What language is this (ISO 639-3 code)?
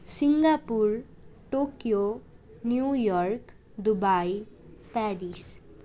nep